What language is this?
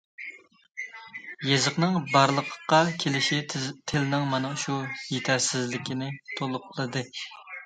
Uyghur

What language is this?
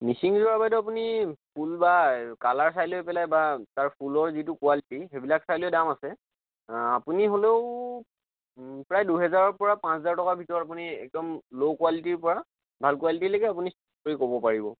Assamese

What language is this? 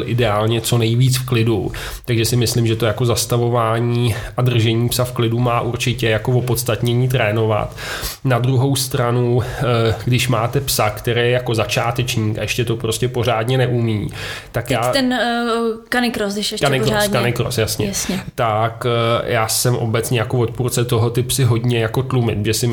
Czech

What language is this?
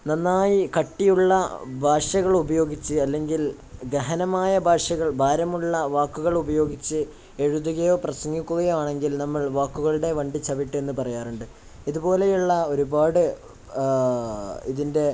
Malayalam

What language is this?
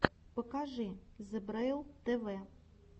Russian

